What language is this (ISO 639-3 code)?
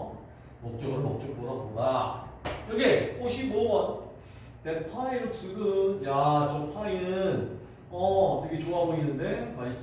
kor